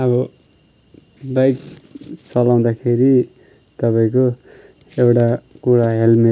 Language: Nepali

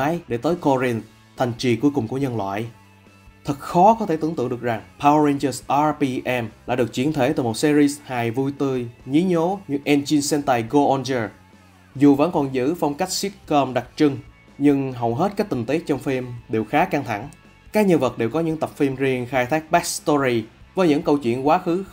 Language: Vietnamese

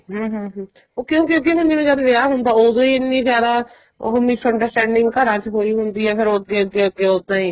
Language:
Punjabi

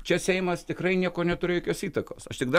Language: Lithuanian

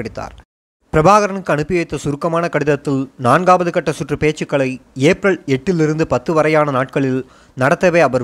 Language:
Tamil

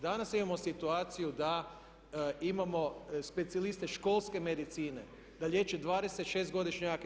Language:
Croatian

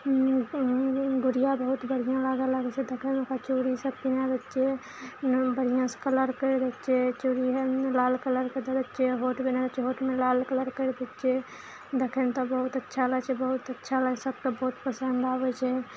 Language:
Maithili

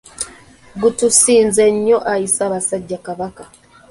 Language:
Ganda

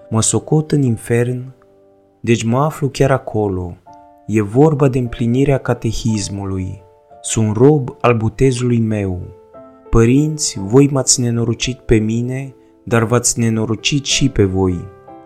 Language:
Romanian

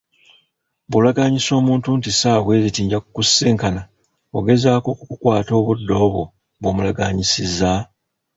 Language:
Ganda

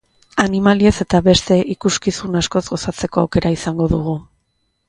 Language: Basque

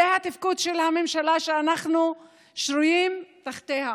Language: Hebrew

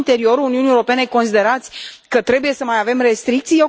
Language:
Romanian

